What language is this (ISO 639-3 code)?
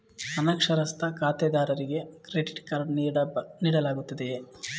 kan